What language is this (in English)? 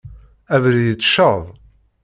Kabyle